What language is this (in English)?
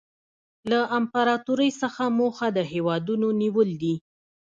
Pashto